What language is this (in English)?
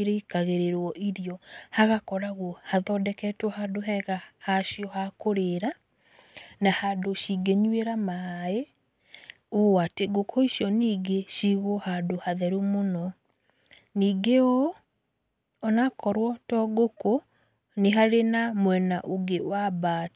Kikuyu